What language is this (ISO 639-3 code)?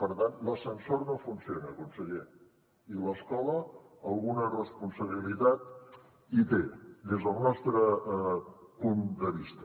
cat